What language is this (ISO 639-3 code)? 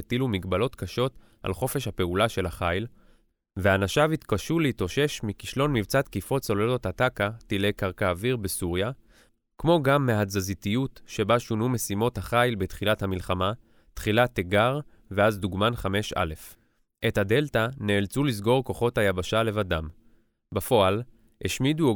heb